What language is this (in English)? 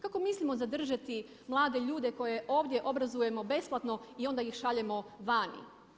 Croatian